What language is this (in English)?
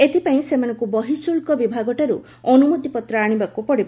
Odia